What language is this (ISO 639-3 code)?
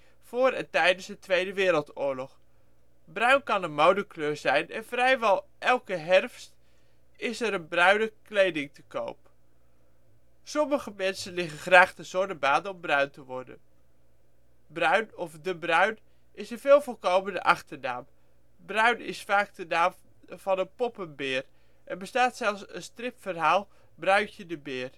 nld